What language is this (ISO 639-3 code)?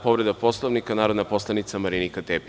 srp